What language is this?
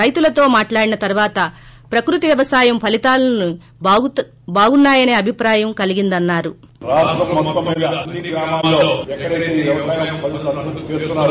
Telugu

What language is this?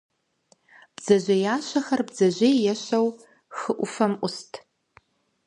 Kabardian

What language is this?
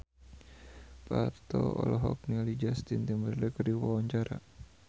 Sundanese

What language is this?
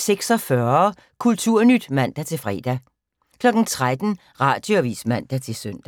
Danish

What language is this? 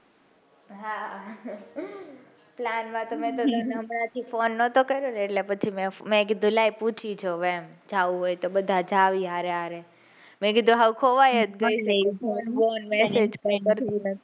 Gujarati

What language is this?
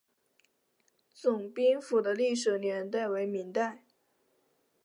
Chinese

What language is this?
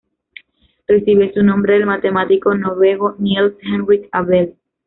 Spanish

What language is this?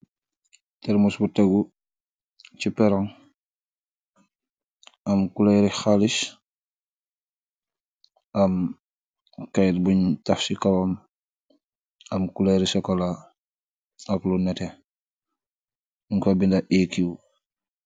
Wolof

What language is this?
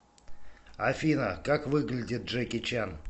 Russian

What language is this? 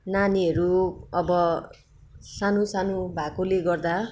Nepali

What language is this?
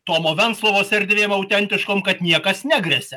Lithuanian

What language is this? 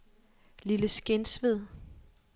Danish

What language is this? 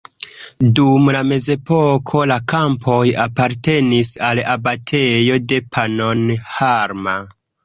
Esperanto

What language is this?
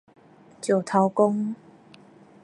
Min Nan Chinese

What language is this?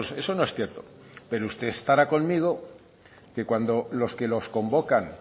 Spanish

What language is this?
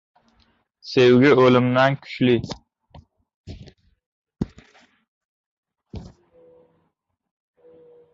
Uzbek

